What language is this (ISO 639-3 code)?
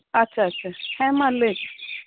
sat